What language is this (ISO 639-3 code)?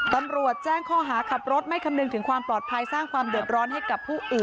tha